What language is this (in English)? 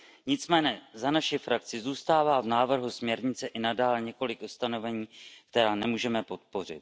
Czech